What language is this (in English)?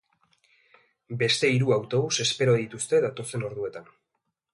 Basque